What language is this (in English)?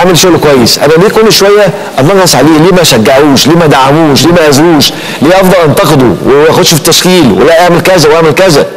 Arabic